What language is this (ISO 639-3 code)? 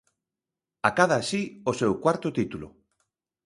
glg